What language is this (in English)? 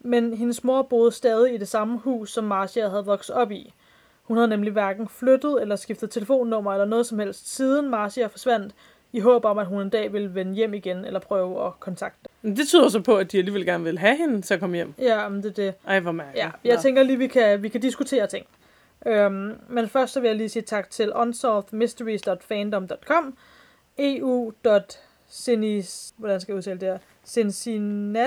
Danish